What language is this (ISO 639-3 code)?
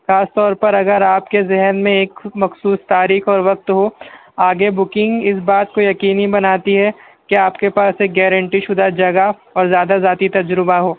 urd